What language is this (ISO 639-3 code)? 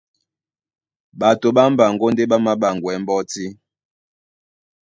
dua